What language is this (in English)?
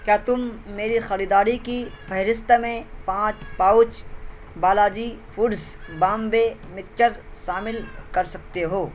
Urdu